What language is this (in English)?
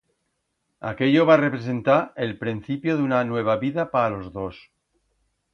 Aragonese